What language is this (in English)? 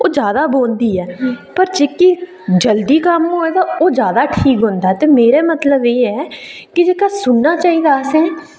Dogri